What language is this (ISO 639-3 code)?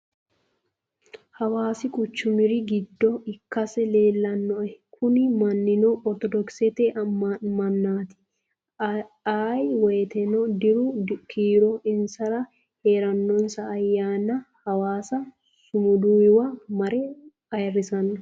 sid